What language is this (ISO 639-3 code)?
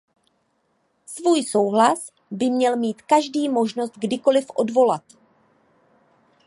ces